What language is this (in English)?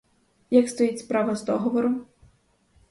Ukrainian